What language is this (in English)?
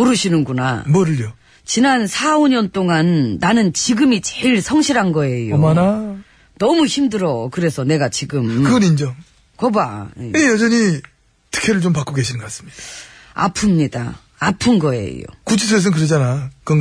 Korean